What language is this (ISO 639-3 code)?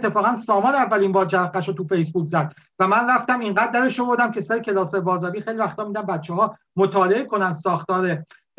fas